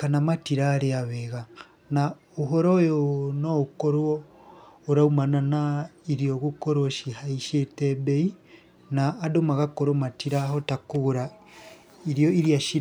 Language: Kikuyu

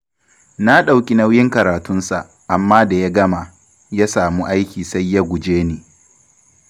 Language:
Hausa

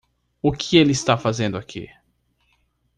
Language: Portuguese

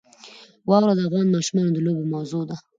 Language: Pashto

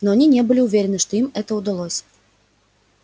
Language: Russian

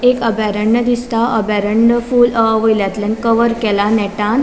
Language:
Konkani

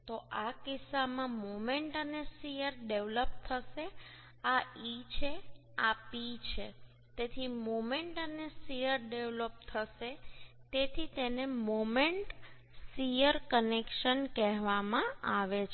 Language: Gujarati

